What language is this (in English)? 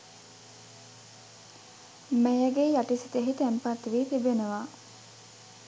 Sinhala